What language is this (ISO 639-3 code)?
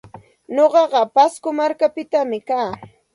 qxt